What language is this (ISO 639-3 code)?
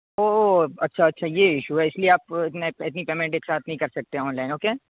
urd